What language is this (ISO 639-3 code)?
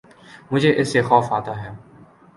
urd